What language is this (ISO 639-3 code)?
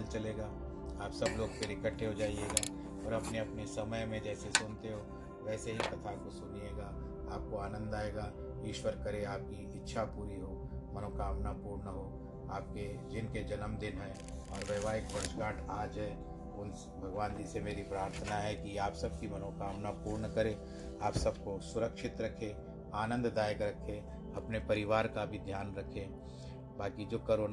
hin